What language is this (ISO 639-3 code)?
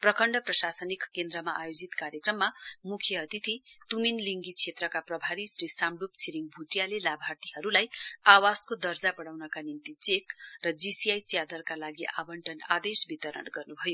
nep